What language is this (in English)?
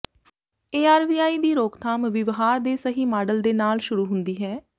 Punjabi